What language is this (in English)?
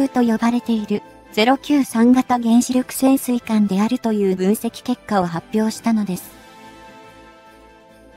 Japanese